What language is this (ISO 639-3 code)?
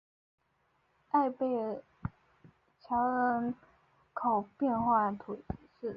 zho